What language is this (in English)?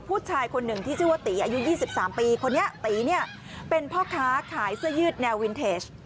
Thai